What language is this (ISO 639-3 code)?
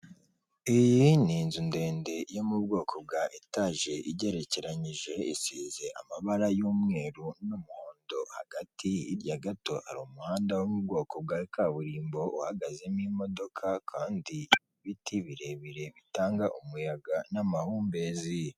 kin